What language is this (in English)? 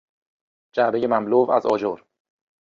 Persian